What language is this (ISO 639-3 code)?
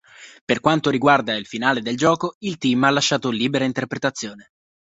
ita